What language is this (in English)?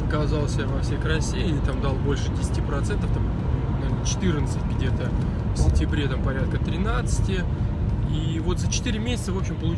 Russian